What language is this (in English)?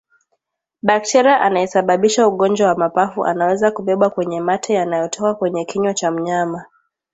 Swahili